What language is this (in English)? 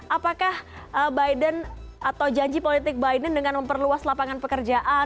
Indonesian